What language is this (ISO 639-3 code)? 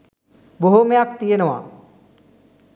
sin